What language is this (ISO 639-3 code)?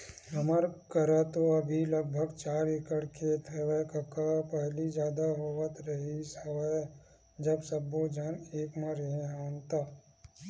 hne